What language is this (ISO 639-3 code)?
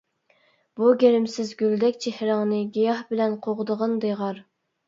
uig